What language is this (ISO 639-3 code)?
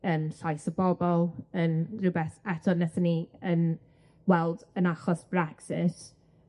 cym